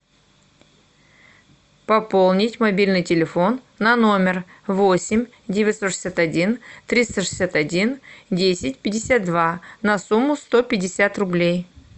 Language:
Russian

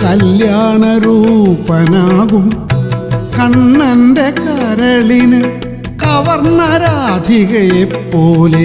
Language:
Malayalam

